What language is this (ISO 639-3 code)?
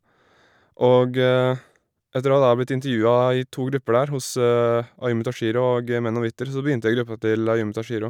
nor